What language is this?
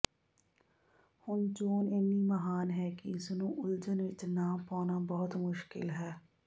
Punjabi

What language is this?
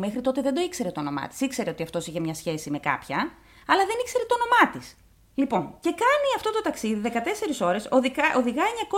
Greek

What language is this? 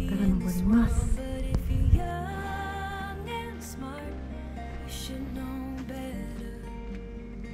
Japanese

